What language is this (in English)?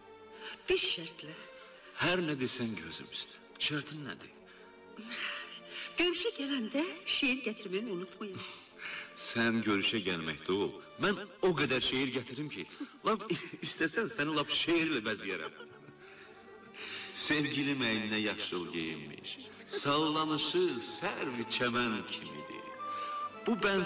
Turkish